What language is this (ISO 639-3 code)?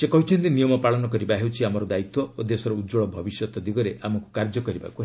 ori